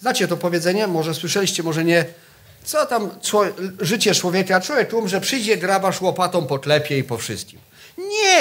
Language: Polish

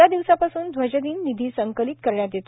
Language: Marathi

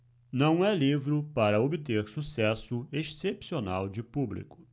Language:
Portuguese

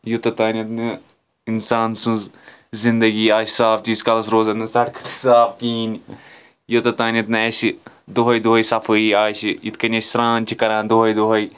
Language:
Kashmiri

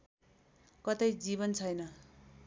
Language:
Nepali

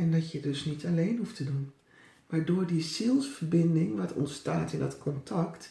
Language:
Dutch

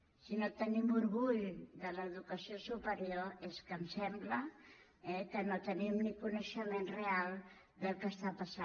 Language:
Catalan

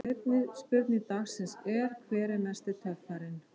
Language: Icelandic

